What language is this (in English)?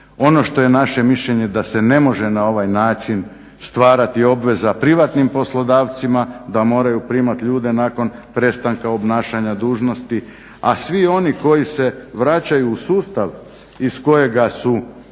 Croatian